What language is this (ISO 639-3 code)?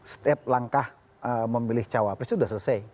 ind